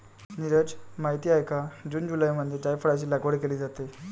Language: Marathi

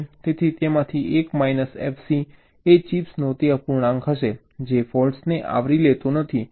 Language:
Gujarati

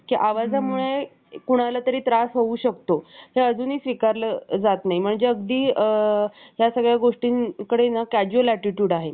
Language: Marathi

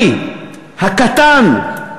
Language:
Hebrew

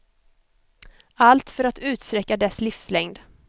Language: Swedish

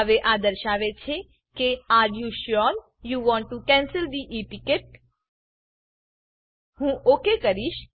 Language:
Gujarati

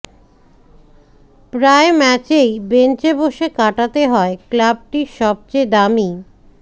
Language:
Bangla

